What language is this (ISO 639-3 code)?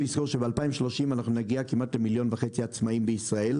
heb